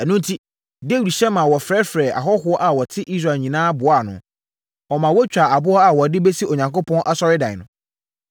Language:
Akan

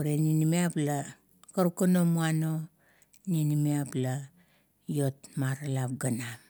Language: Kuot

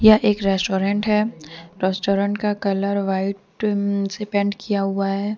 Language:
Hindi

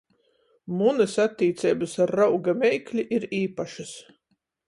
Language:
Latgalian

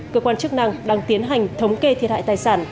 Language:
Vietnamese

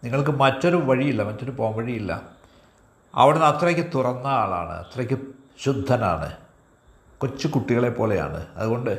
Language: Malayalam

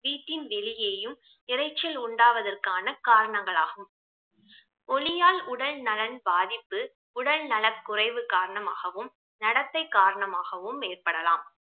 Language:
Tamil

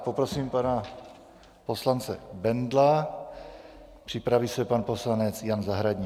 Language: Czech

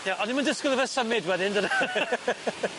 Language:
Welsh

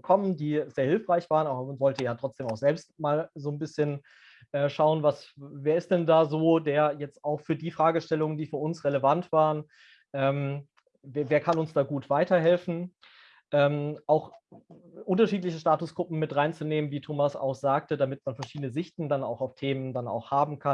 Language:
German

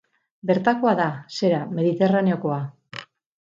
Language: Basque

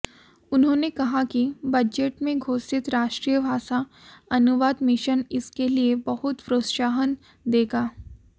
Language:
Hindi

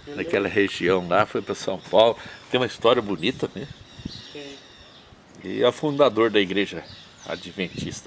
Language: Portuguese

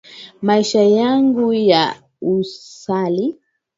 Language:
Swahili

